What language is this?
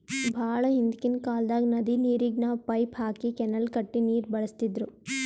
Kannada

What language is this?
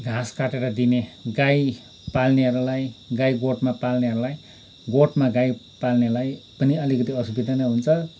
Nepali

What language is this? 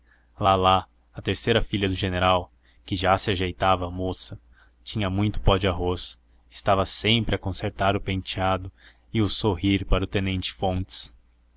Portuguese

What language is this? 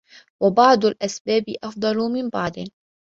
Arabic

